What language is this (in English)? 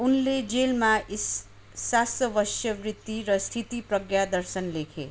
Nepali